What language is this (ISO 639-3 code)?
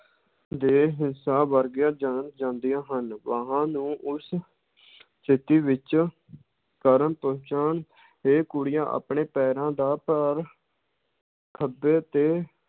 pan